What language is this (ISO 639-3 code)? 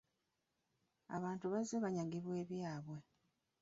lug